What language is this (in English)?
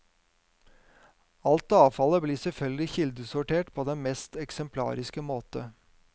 Norwegian